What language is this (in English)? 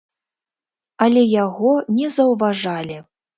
Belarusian